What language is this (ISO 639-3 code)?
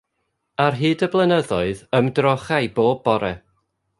cym